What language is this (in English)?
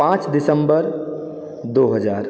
Maithili